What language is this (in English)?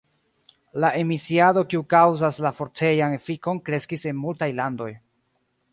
Esperanto